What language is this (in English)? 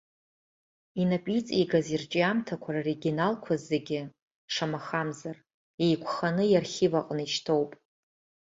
Abkhazian